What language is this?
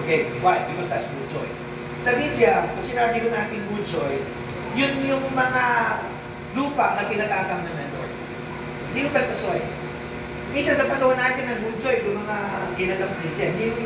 Filipino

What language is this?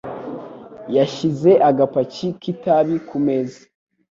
Kinyarwanda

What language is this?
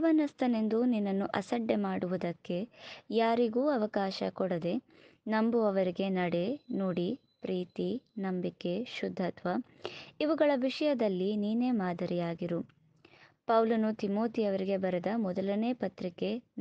Kannada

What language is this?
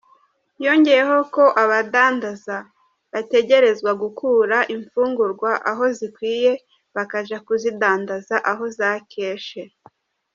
Kinyarwanda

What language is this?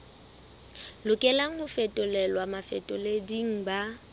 Southern Sotho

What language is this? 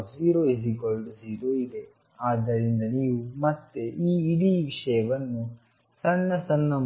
Kannada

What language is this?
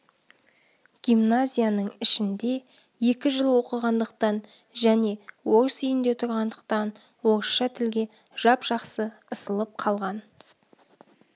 Kazakh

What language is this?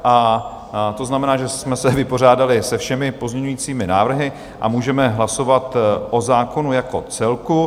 Czech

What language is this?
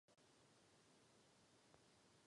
Czech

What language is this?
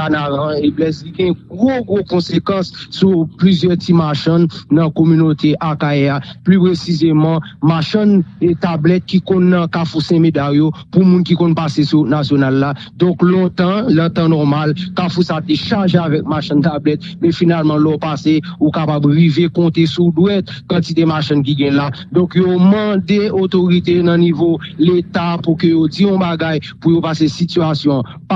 French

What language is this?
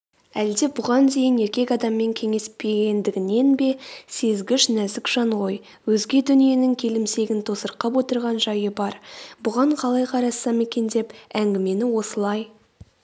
Kazakh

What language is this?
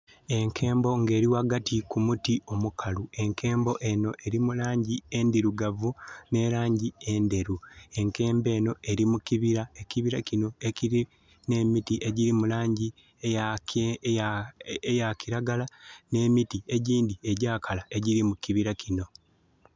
Soga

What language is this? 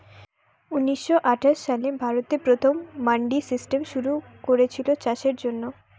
Bangla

